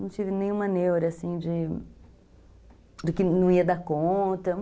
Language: Portuguese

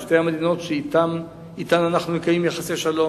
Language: Hebrew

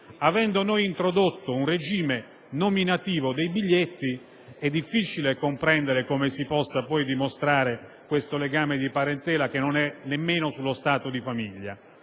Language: Italian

